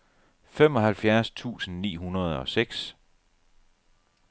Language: Danish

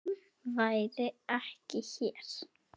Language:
Icelandic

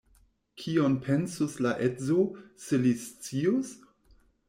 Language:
Esperanto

